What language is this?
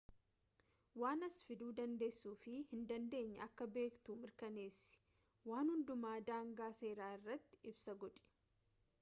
Oromo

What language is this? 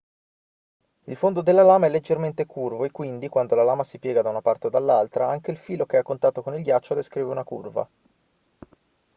Italian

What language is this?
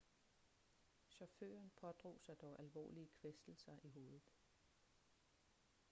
Danish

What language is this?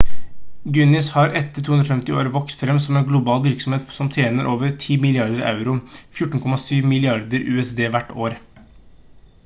Norwegian Bokmål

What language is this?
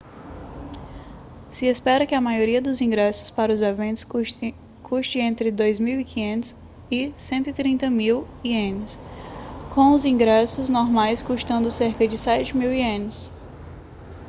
Portuguese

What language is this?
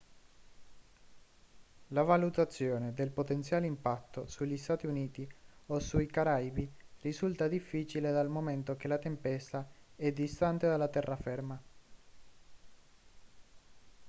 Italian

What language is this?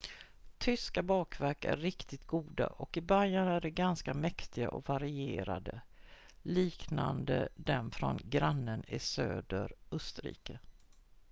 Swedish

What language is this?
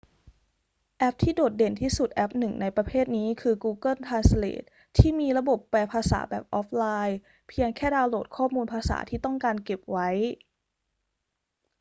Thai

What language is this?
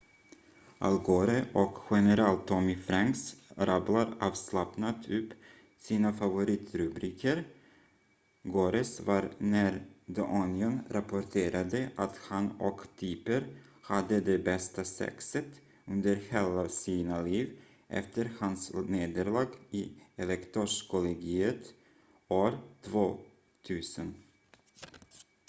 Swedish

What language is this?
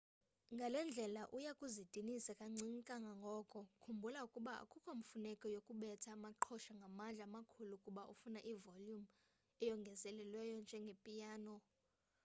Xhosa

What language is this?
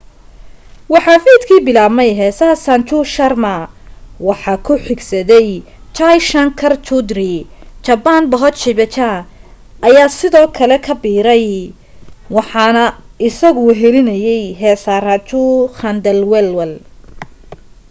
Somali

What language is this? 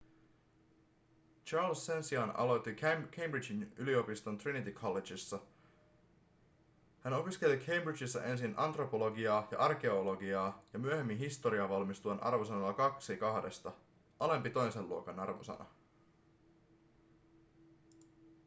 Finnish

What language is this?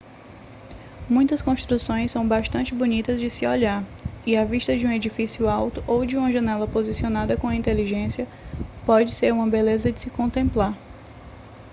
Portuguese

